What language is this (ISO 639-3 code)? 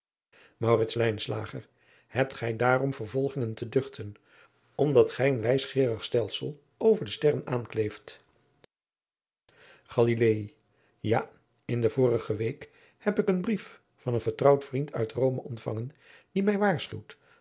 nld